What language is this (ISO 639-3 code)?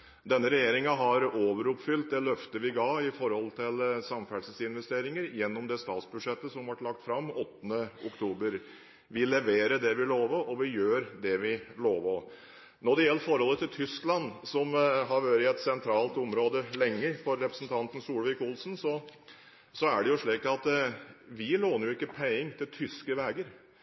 nob